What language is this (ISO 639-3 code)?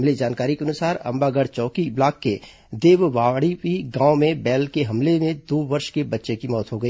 hin